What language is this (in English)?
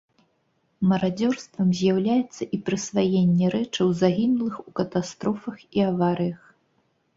Belarusian